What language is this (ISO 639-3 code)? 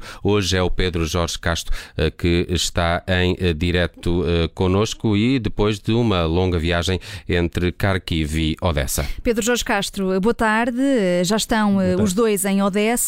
por